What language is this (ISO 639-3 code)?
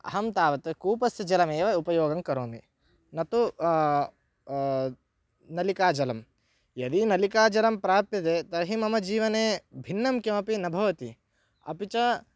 san